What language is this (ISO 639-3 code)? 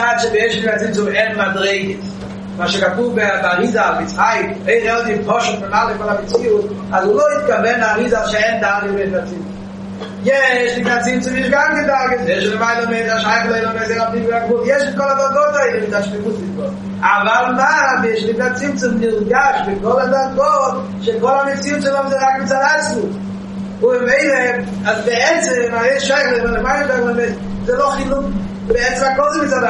heb